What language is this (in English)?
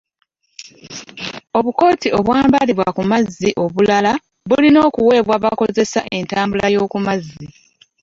Ganda